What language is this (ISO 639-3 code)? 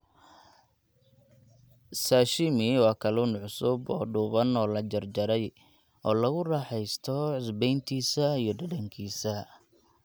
som